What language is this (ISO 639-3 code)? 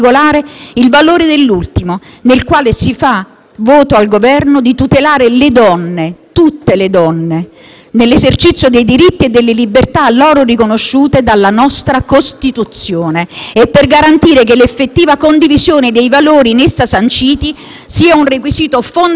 ita